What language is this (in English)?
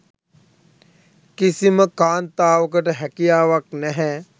Sinhala